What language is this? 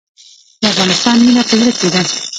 Pashto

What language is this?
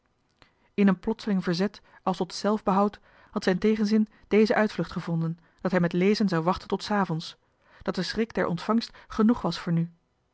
Dutch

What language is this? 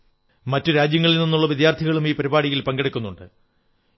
Malayalam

